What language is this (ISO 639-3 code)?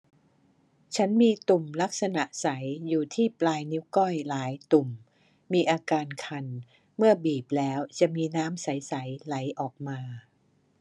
tha